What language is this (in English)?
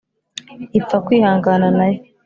Kinyarwanda